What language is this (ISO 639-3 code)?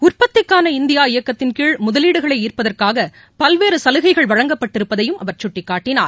tam